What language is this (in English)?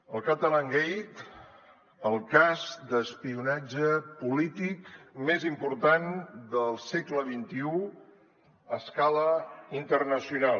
Catalan